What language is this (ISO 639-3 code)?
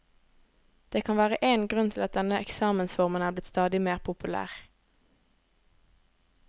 nor